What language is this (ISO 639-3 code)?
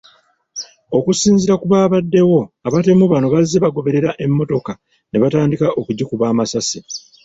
lug